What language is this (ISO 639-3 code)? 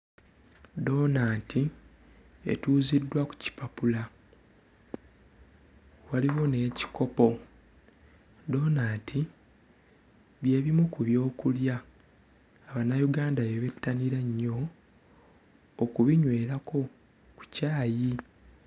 lug